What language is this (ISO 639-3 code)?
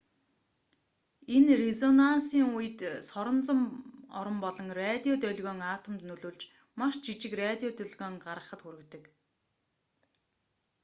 mon